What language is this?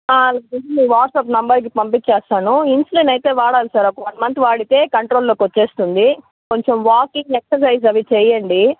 Telugu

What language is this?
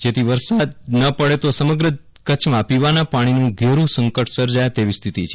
Gujarati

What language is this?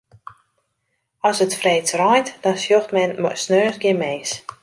Western Frisian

